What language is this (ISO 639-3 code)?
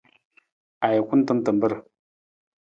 nmz